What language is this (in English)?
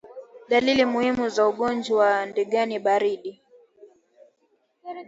Swahili